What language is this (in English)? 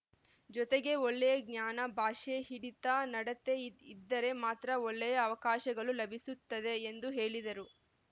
Kannada